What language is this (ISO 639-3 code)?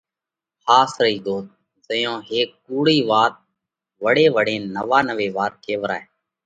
kvx